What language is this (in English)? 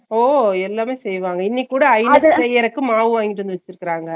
Tamil